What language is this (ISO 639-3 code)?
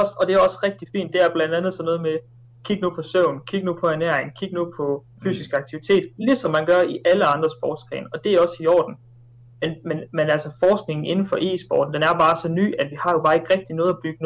dan